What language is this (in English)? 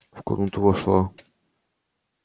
Russian